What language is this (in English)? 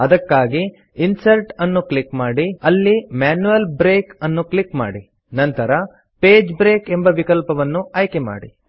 Kannada